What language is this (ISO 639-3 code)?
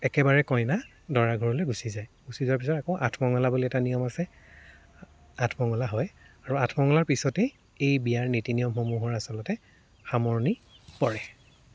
asm